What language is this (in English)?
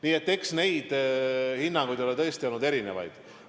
Estonian